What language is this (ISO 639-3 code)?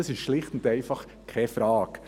gsw